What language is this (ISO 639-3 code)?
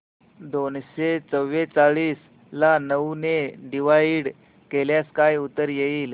mar